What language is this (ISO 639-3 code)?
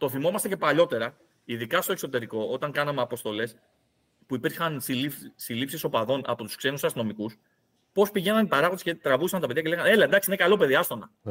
ell